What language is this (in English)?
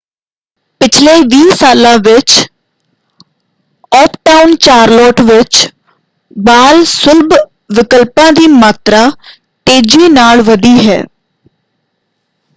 Punjabi